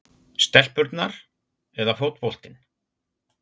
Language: Icelandic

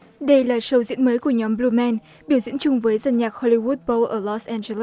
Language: Vietnamese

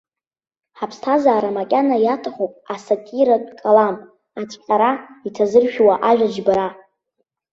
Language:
Abkhazian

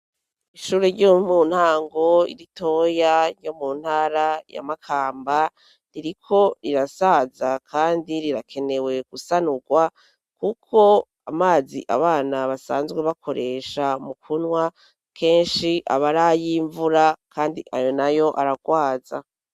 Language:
Rundi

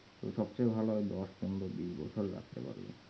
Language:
Bangla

